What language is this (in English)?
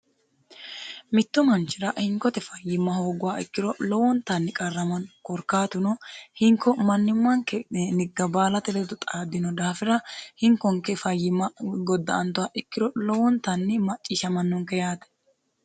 Sidamo